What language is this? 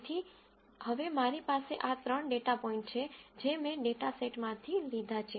Gujarati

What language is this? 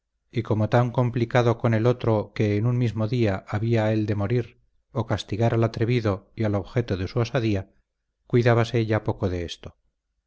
Spanish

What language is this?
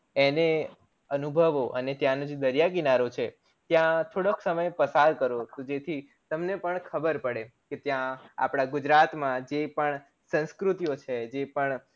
Gujarati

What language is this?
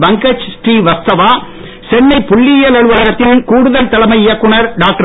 Tamil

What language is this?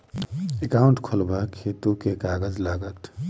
Maithili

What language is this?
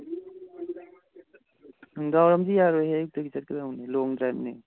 Manipuri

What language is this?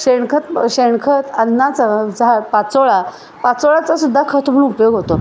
Marathi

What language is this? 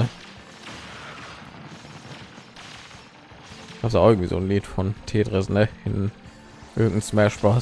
German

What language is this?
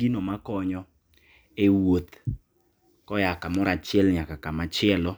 Luo (Kenya and Tanzania)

